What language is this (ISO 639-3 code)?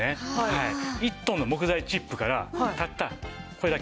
jpn